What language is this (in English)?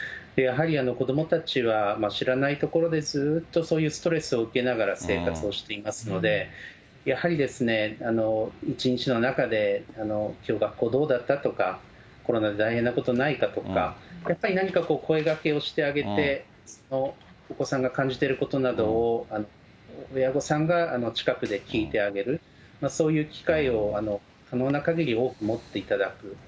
Japanese